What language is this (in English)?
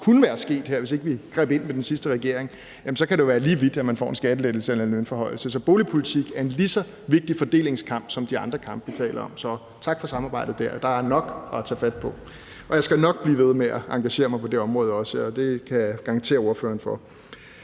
Danish